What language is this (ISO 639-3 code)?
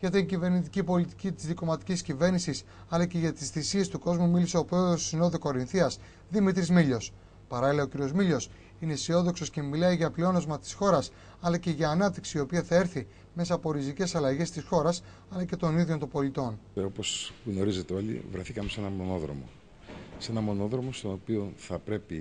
ell